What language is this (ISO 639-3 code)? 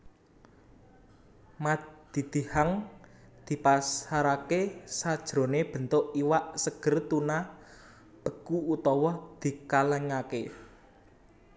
jav